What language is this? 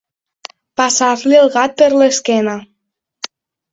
Catalan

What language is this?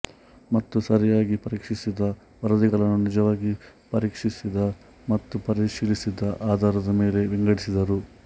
Kannada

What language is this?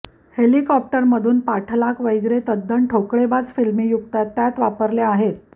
Marathi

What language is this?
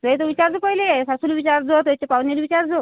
Marathi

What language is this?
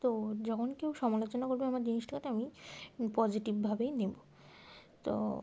Bangla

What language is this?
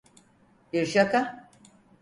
Turkish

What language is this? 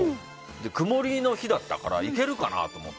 Japanese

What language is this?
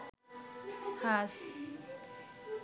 Bangla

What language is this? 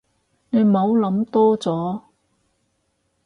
Cantonese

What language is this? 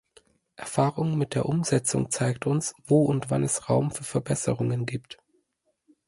German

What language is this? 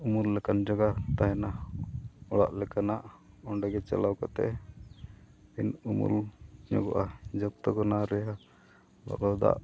Santali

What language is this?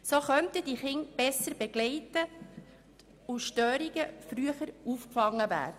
Swiss German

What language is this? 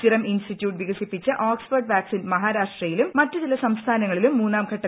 Malayalam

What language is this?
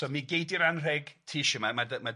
Welsh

